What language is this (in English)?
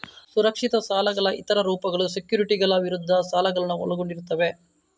Kannada